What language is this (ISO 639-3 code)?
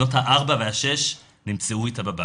heb